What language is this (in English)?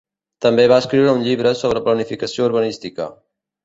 Catalan